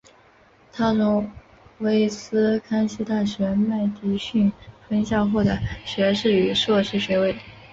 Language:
Chinese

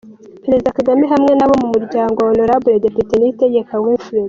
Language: Kinyarwanda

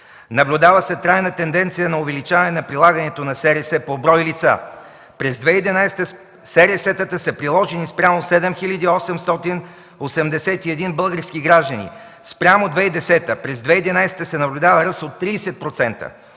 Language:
Bulgarian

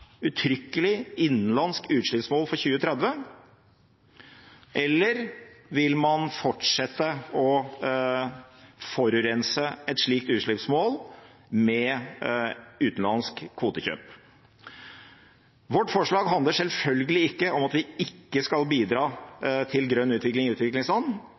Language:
Norwegian Bokmål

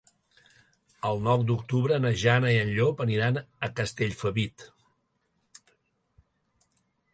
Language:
Catalan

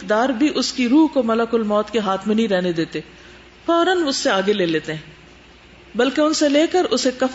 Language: Urdu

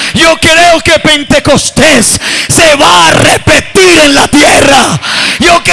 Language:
Spanish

